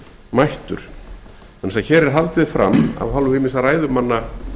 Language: Icelandic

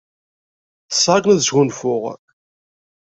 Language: Kabyle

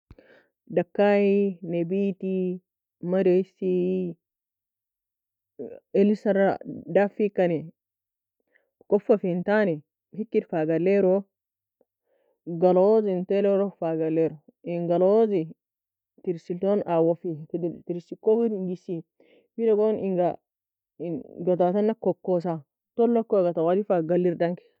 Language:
Nobiin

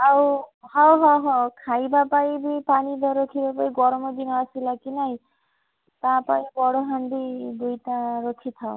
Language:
Odia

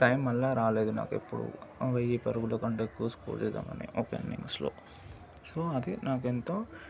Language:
Telugu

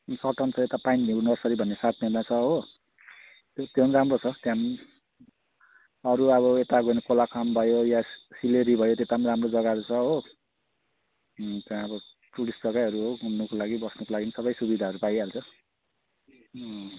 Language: Nepali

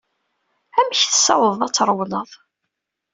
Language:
Kabyle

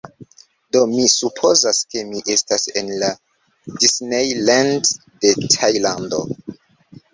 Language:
Esperanto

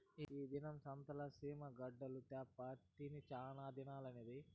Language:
Telugu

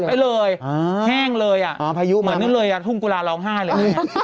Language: Thai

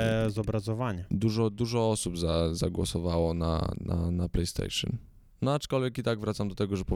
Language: Polish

